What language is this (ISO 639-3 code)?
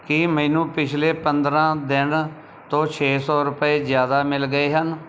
pan